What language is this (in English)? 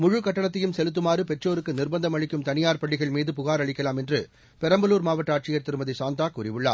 Tamil